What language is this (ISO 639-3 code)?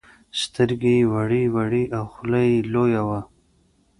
pus